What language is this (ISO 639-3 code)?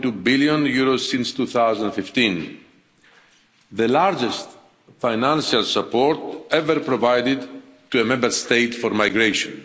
eng